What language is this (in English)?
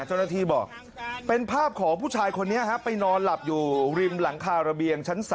Thai